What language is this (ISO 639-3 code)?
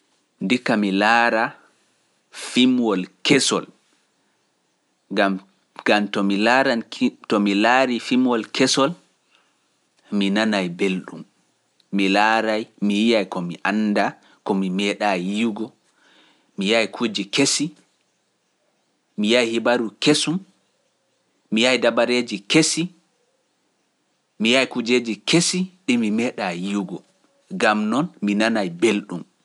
fuf